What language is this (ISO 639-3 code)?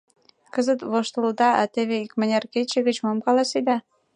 chm